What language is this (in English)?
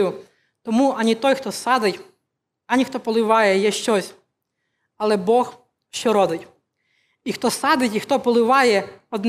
Ukrainian